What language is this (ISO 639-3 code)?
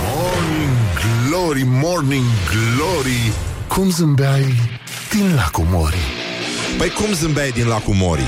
ron